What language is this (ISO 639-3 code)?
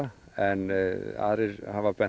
isl